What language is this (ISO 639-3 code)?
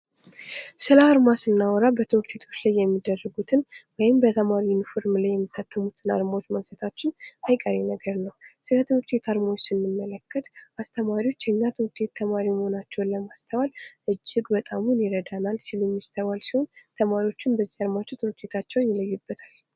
amh